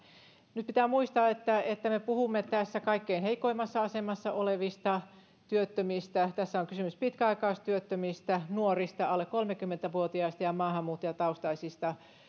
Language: Finnish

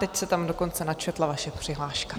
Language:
Czech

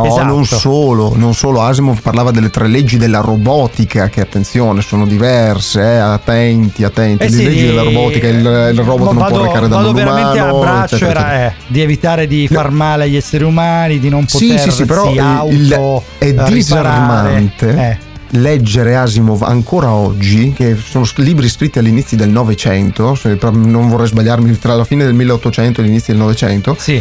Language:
Italian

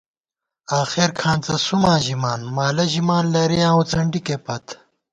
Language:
Gawar-Bati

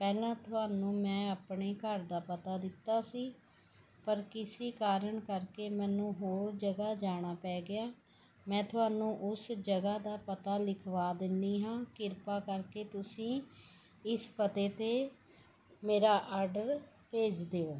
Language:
Punjabi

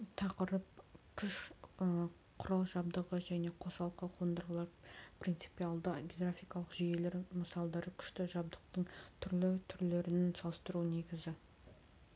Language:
Kazakh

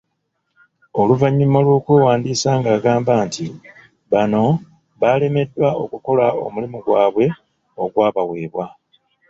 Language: Ganda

